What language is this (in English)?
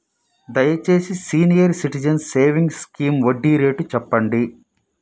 Telugu